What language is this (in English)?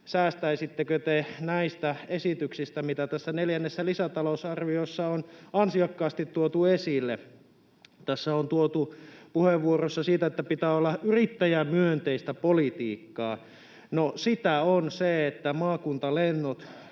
Finnish